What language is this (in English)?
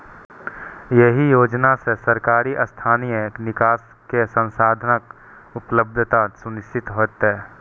Maithili